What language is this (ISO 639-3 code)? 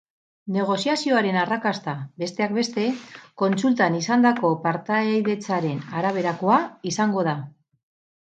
eus